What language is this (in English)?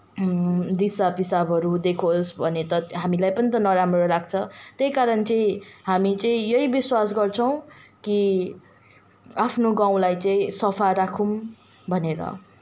Nepali